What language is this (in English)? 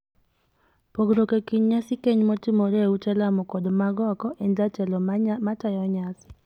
Luo (Kenya and Tanzania)